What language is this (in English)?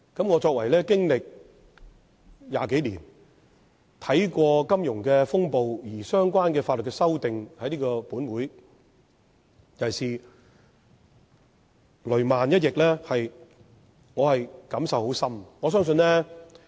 Cantonese